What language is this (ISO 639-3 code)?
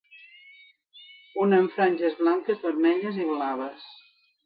cat